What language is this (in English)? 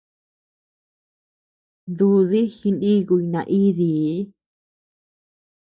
Tepeuxila Cuicatec